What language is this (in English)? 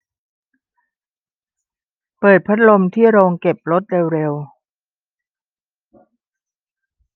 Thai